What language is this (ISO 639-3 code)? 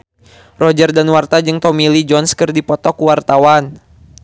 sun